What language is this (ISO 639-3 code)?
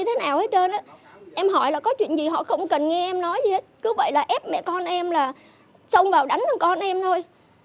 vie